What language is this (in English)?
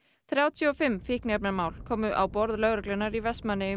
Icelandic